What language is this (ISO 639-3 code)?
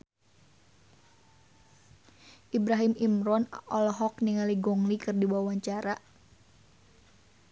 sun